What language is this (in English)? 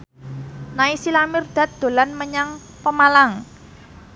Javanese